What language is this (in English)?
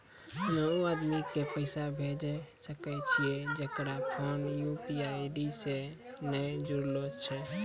Maithili